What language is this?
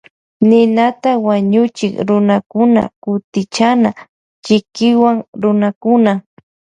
Loja Highland Quichua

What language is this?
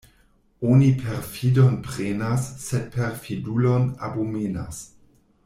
Esperanto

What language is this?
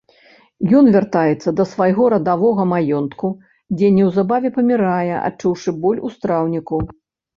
Belarusian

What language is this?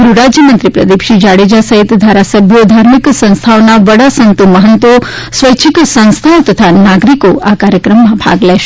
Gujarati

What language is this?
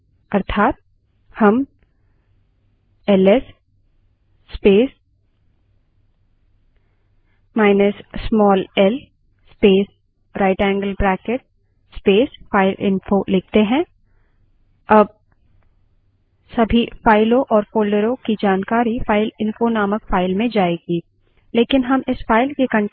Hindi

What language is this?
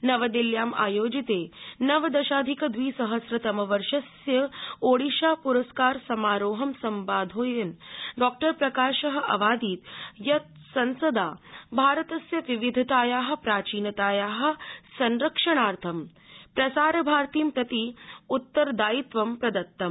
Sanskrit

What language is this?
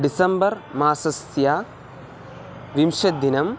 Sanskrit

